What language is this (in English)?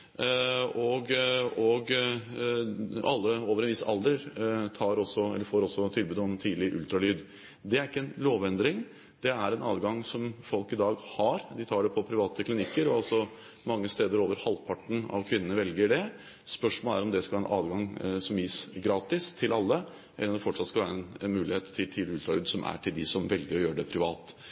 Norwegian Bokmål